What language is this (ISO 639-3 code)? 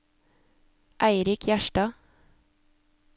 nor